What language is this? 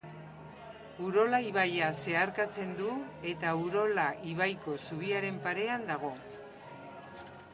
Basque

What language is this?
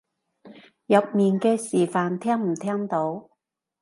Cantonese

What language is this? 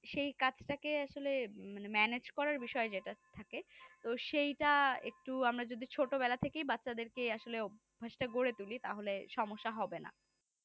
Bangla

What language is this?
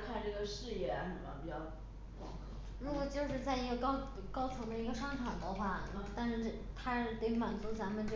Chinese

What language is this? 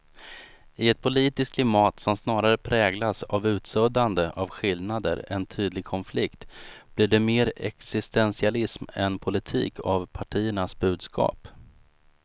Swedish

